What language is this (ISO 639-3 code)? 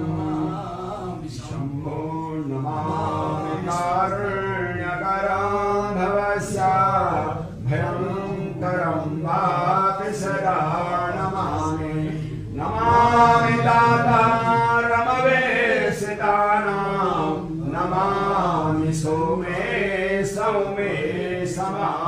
ron